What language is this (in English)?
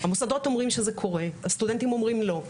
Hebrew